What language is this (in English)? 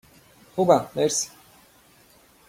Persian